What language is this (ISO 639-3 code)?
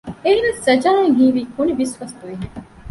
div